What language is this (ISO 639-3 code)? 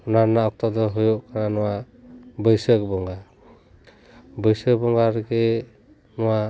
sat